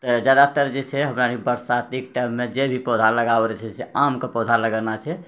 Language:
Maithili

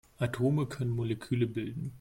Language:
German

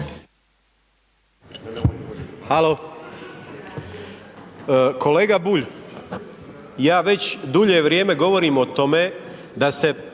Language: Croatian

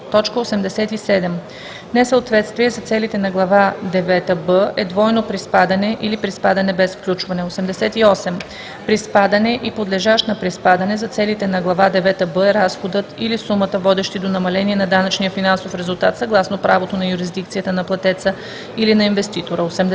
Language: Bulgarian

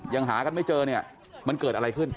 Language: Thai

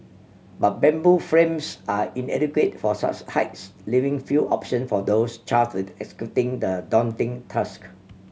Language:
English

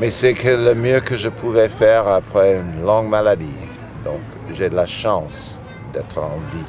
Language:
French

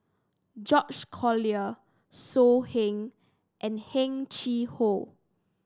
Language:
English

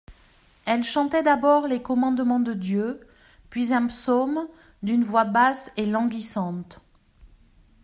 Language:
French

